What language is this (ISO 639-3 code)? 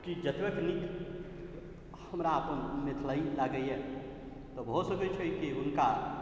mai